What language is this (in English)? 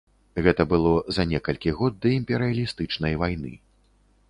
Belarusian